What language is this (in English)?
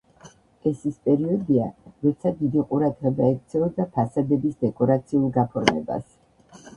Georgian